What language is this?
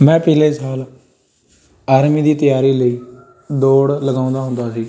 Punjabi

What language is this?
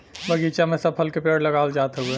Bhojpuri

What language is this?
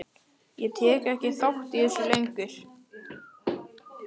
Icelandic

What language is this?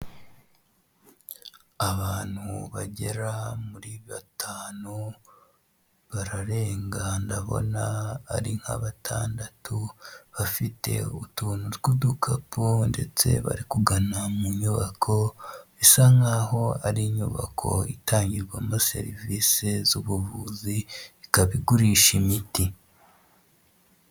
Kinyarwanda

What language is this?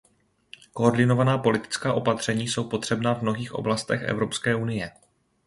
Czech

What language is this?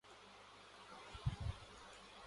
Urdu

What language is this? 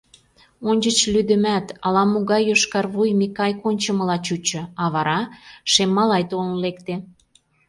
Mari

